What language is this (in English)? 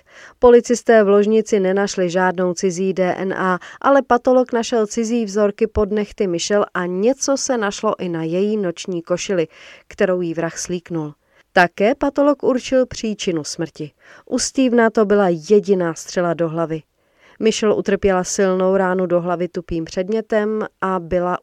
Czech